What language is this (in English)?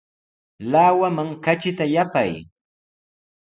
Sihuas Ancash Quechua